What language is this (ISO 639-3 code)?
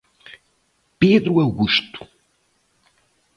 por